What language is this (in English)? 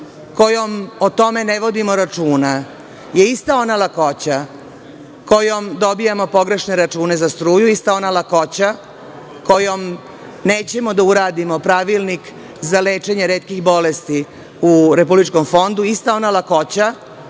Serbian